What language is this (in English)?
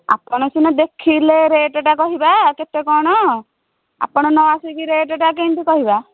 Odia